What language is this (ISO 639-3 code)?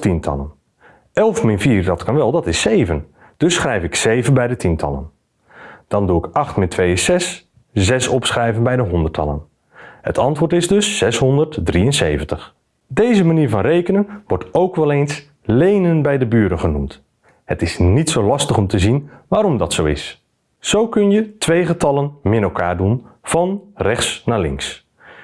nld